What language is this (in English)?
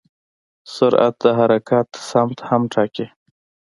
Pashto